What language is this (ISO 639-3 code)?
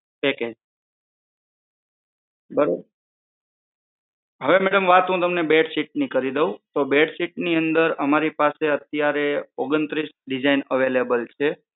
guj